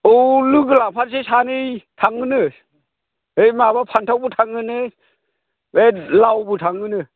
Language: Bodo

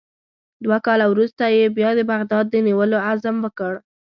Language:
Pashto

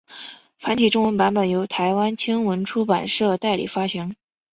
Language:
Chinese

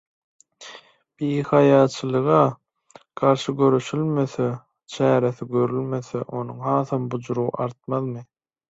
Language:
Turkmen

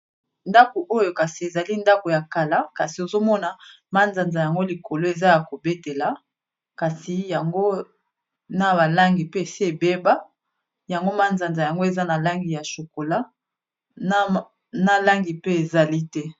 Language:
Lingala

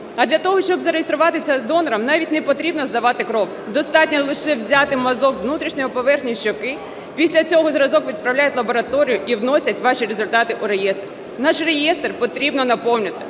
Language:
Ukrainian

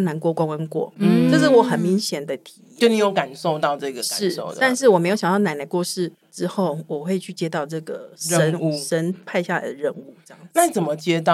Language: Chinese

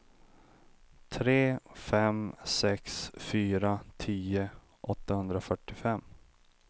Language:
Swedish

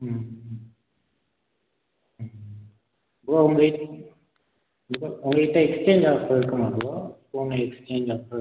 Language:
Tamil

